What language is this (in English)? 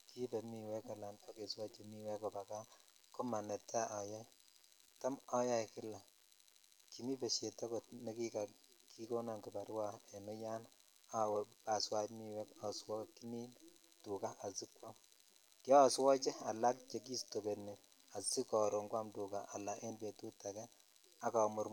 Kalenjin